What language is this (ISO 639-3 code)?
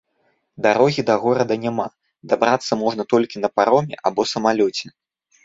bel